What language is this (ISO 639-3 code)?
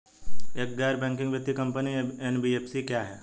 hin